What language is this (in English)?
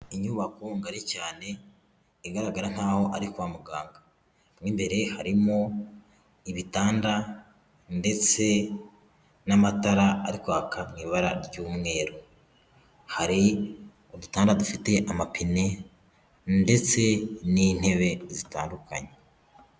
Kinyarwanda